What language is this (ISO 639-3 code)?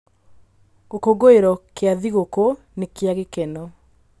kik